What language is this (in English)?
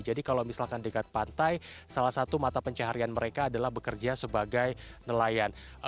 Indonesian